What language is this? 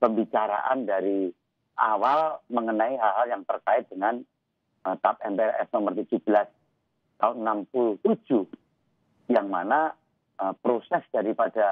Indonesian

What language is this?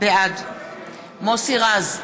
Hebrew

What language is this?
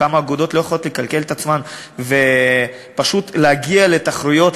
Hebrew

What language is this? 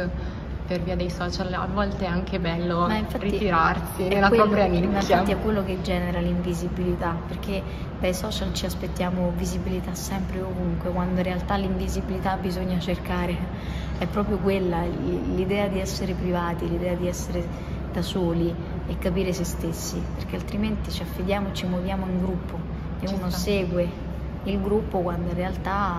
Italian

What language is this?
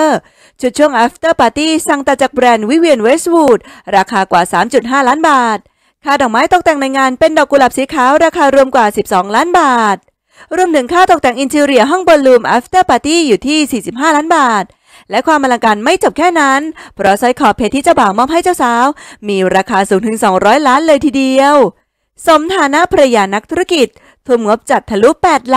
Thai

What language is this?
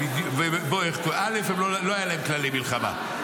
Hebrew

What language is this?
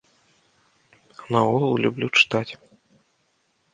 Belarusian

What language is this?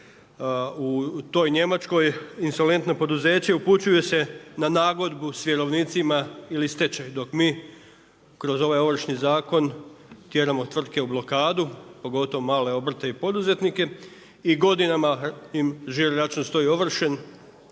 Croatian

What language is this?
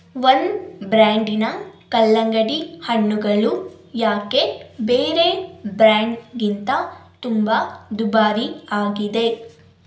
Kannada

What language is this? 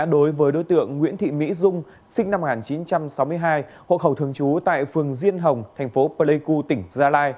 Vietnamese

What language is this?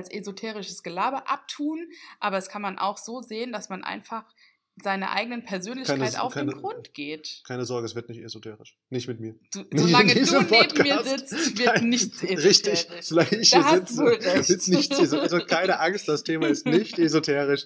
German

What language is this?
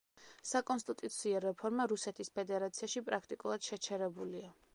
Georgian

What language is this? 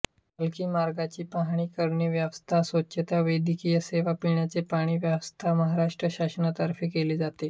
Marathi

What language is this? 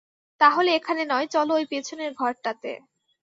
Bangla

